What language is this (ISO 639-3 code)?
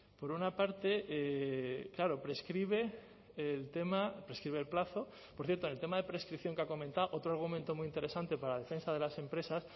spa